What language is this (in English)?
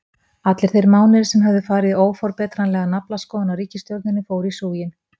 Icelandic